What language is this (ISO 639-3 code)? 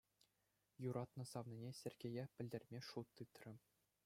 chv